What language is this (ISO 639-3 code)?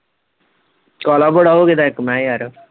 pan